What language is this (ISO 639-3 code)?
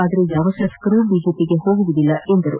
kan